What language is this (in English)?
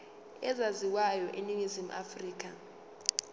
Zulu